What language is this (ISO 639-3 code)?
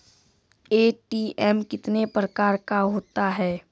mai